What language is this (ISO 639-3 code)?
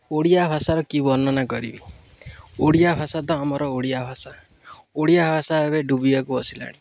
ori